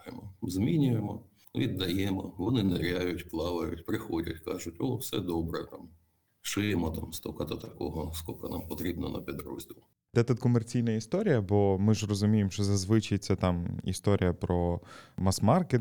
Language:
Ukrainian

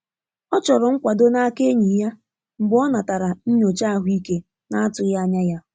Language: Igbo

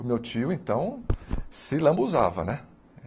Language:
Portuguese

